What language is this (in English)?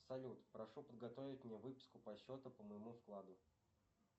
Russian